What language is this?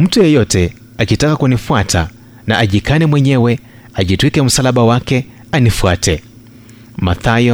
Swahili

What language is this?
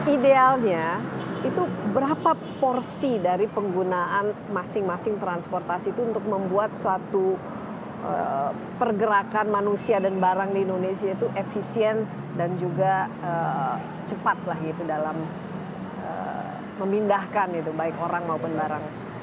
Indonesian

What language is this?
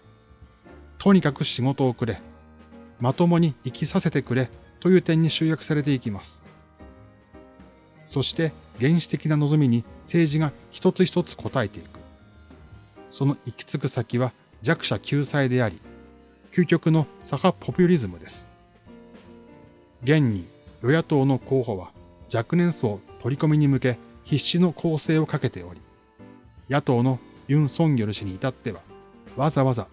Japanese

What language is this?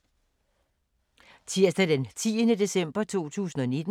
Danish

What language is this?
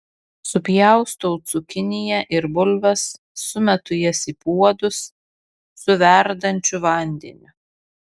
Lithuanian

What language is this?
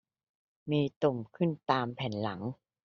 Thai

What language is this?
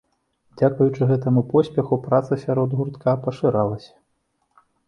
Belarusian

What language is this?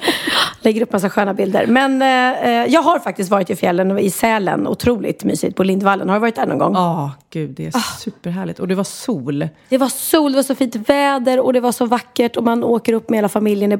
Swedish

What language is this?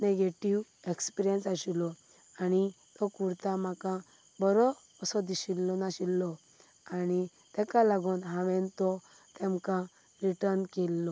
Konkani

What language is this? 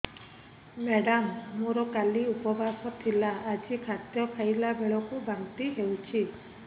Odia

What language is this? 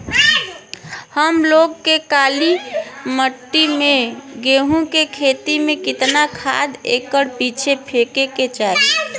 Bhojpuri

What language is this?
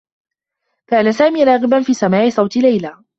Arabic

